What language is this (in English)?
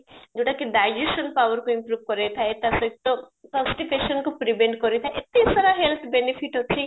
Odia